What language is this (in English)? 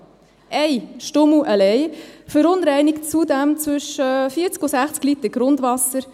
Swiss German